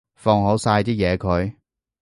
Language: Cantonese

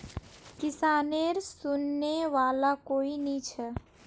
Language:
Magahi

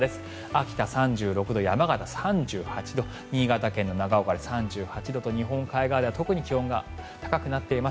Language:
Japanese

